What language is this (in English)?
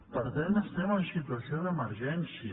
Catalan